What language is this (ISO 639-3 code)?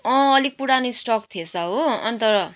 nep